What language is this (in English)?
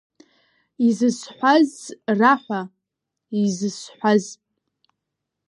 Abkhazian